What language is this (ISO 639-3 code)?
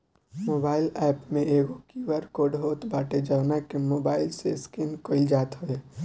bho